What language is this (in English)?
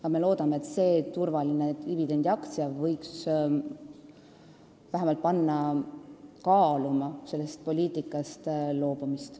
Estonian